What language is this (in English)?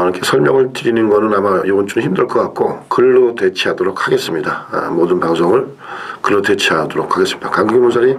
Korean